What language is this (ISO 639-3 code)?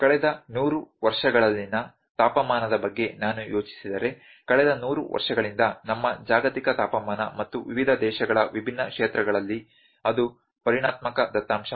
kan